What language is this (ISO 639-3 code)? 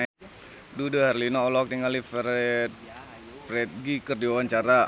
sun